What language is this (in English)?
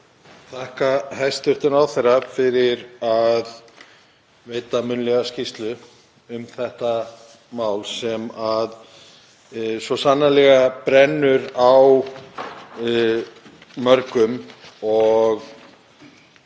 Icelandic